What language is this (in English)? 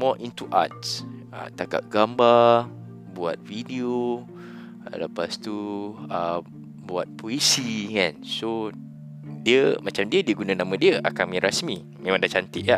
Malay